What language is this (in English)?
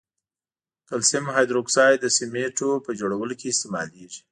Pashto